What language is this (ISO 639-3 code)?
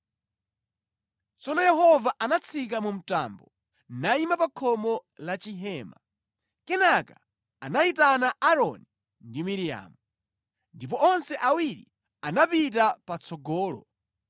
nya